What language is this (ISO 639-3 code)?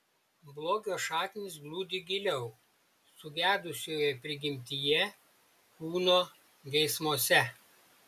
lit